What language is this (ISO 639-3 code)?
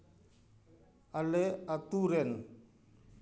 sat